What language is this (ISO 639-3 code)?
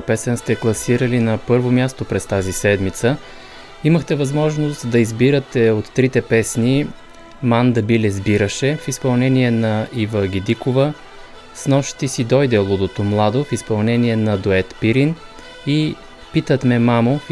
bul